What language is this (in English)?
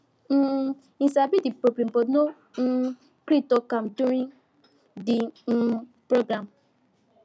Nigerian Pidgin